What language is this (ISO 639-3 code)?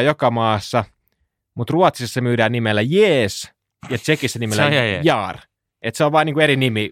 fin